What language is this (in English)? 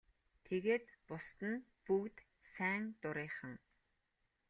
Mongolian